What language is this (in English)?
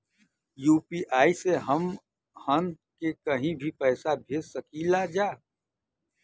Bhojpuri